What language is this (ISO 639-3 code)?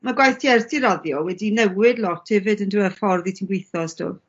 cym